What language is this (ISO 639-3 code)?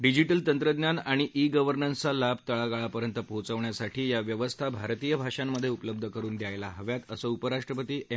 mar